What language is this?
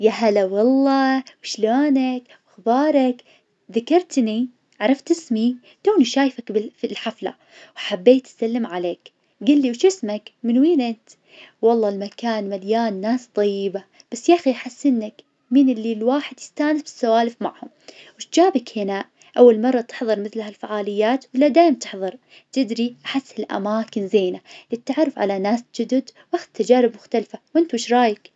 Najdi Arabic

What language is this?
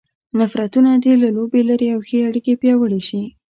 Pashto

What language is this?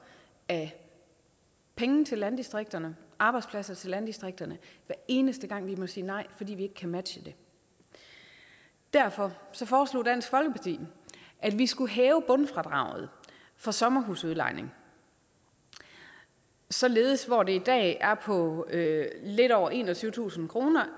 Danish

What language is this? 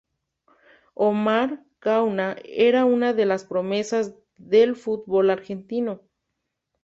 Spanish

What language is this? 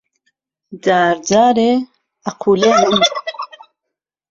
Central Kurdish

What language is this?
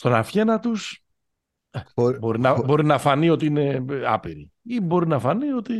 Greek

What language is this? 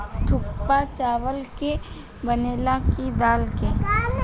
Bhojpuri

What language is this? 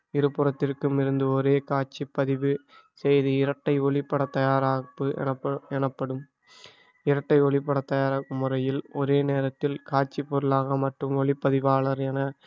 Tamil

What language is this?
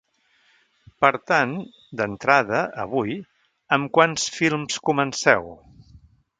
Catalan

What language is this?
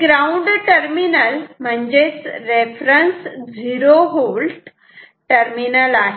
Marathi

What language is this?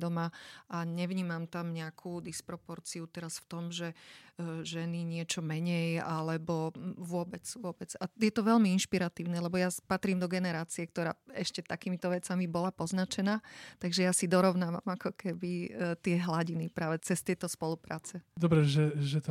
Slovak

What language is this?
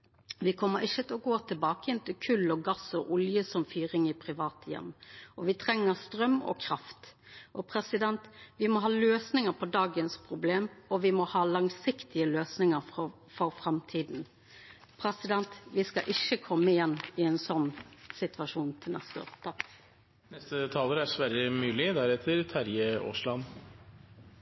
Norwegian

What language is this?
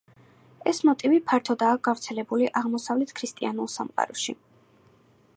Georgian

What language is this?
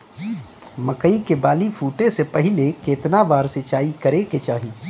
Bhojpuri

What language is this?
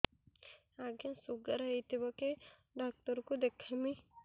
Odia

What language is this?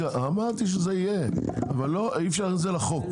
Hebrew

